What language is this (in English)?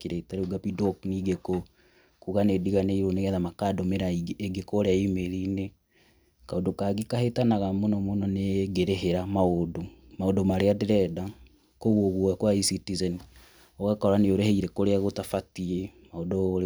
Kikuyu